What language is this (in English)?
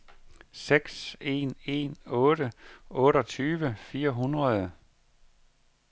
Danish